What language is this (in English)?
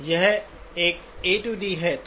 Hindi